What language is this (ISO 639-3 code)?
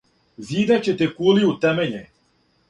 srp